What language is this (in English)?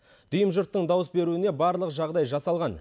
Kazakh